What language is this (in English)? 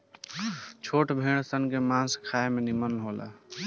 Bhojpuri